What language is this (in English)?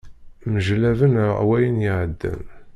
Kabyle